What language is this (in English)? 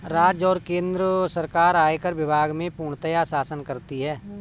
Hindi